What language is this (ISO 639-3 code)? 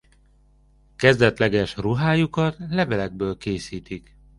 hun